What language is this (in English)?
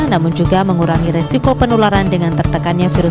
Indonesian